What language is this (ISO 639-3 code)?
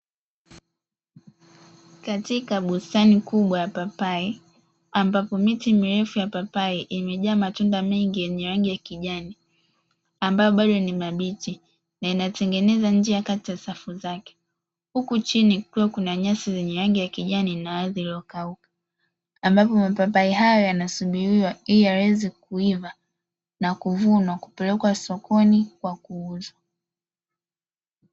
swa